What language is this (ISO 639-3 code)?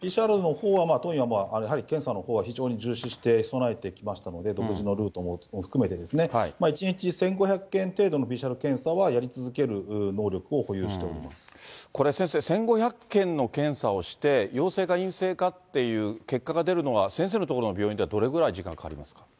jpn